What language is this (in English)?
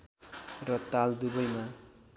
Nepali